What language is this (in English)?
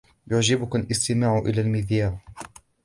Arabic